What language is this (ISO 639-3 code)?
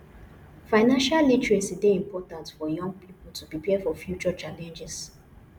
pcm